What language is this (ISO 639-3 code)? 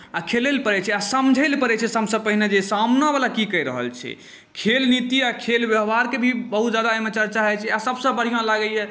mai